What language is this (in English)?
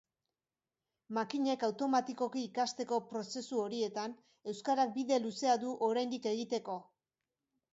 Basque